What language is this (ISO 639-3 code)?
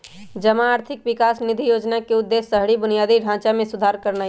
mag